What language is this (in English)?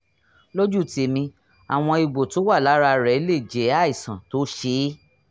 Yoruba